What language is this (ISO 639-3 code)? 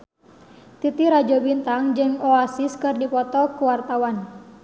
sun